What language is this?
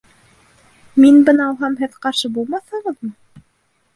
Bashkir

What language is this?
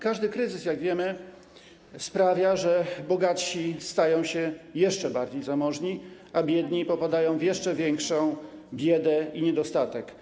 Polish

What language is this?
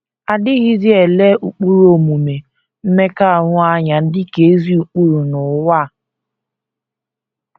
Igbo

